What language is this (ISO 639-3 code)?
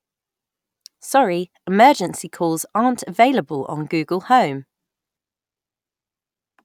eng